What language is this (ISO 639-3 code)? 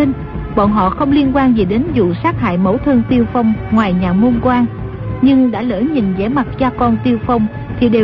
vie